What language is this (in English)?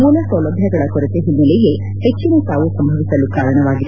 Kannada